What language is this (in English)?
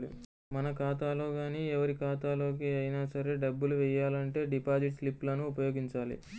Telugu